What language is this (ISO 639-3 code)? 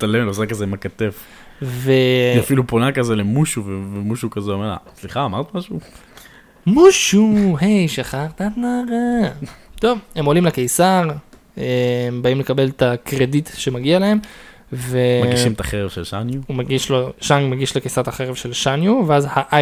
heb